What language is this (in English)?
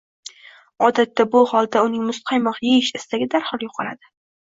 Uzbek